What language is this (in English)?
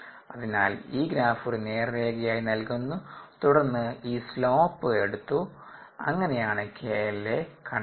Malayalam